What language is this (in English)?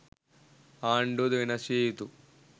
Sinhala